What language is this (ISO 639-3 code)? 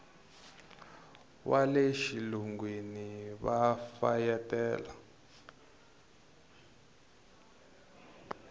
tso